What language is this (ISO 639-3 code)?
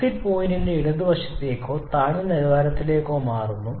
mal